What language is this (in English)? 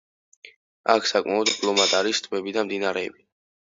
Georgian